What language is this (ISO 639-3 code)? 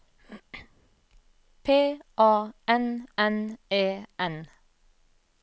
nor